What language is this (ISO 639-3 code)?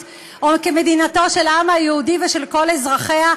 heb